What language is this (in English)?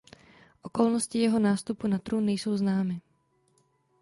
Czech